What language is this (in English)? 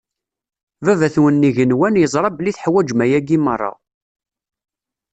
Kabyle